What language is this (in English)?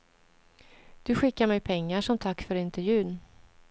Swedish